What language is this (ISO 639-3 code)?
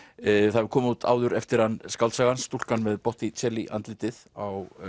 isl